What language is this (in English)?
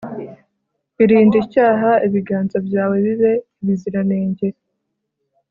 Kinyarwanda